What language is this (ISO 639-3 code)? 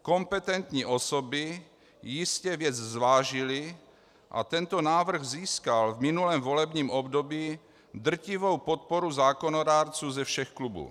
ces